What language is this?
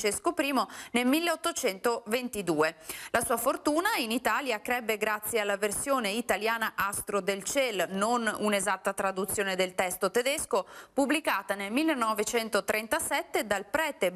Italian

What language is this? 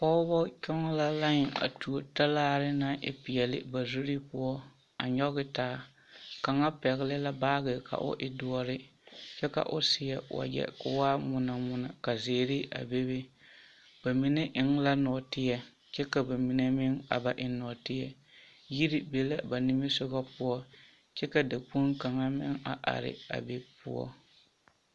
Southern Dagaare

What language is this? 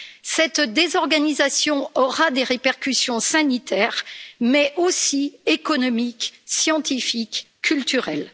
French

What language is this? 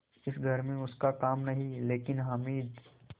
Hindi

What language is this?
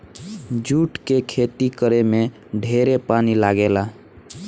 Bhojpuri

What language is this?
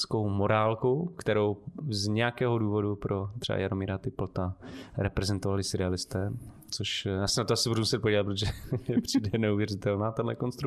Czech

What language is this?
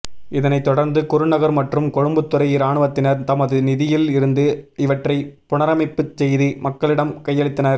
Tamil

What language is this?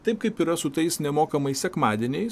Lithuanian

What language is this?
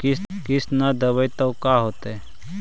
Magahi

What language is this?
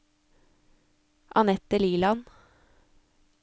Norwegian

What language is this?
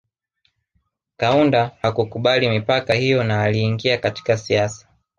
Swahili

